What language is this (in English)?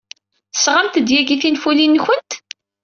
Kabyle